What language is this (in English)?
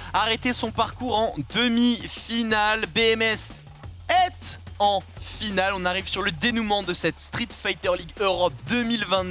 French